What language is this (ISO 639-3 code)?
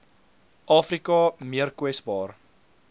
afr